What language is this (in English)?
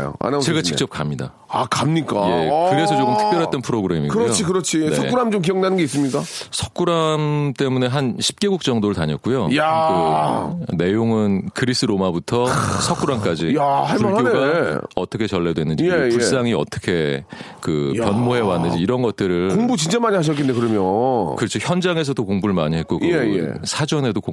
Korean